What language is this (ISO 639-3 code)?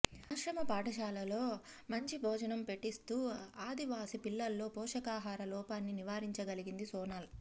tel